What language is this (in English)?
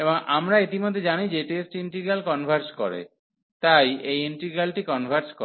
Bangla